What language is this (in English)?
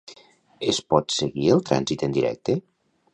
Catalan